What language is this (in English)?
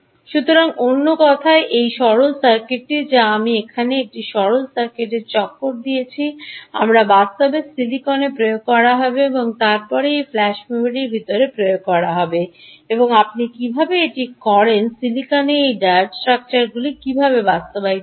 Bangla